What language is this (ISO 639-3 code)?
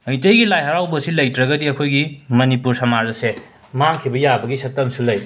mni